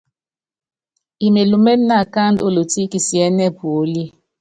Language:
Yangben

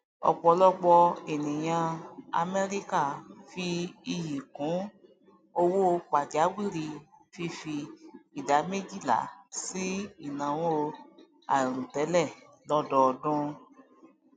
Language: Yoruba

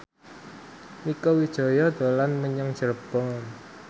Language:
Javanese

